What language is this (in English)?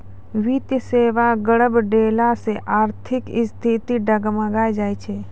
Maithili